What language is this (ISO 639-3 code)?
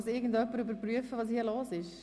gsw